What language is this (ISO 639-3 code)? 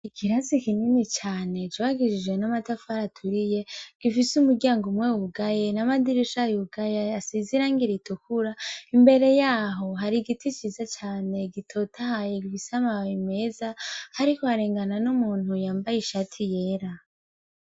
run